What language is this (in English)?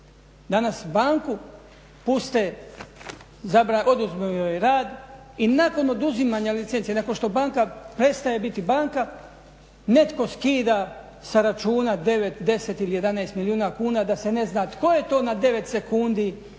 Croatian